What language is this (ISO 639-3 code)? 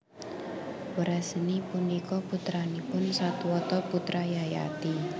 jav